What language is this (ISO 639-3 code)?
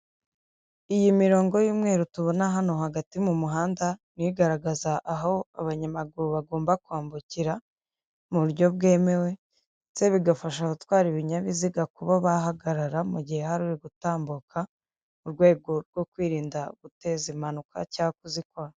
kin